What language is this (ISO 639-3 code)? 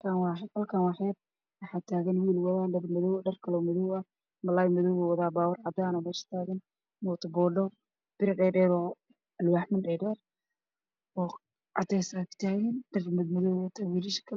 som